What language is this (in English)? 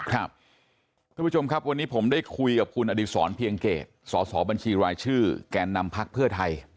Thai